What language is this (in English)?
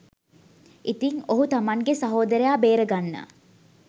Sinhala